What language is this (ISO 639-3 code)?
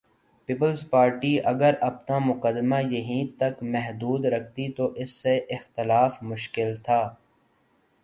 urd